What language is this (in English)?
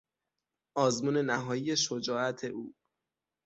Persian